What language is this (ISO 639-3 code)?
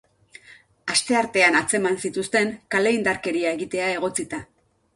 eus